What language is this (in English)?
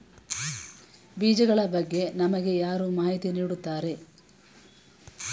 Kannada